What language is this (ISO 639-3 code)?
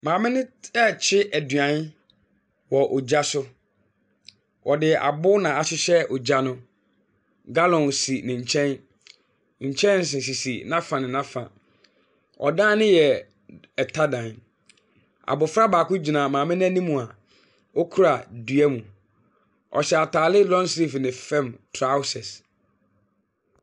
aka